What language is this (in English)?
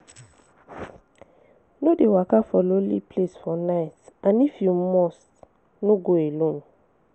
Nigerian Pidgin